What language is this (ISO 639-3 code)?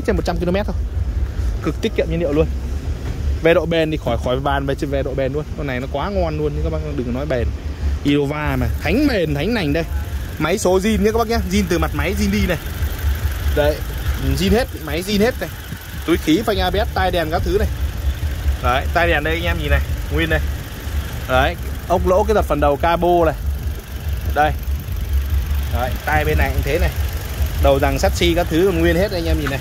vie